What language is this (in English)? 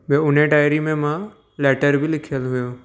Sindhi